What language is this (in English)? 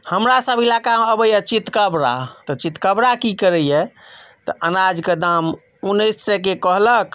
Maithili